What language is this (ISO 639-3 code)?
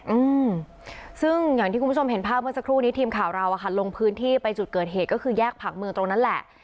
tha